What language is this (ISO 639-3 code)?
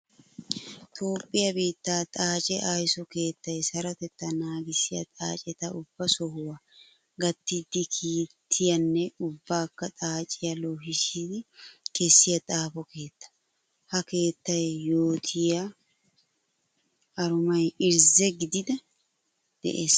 wal